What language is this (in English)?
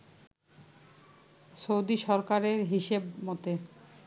Bangla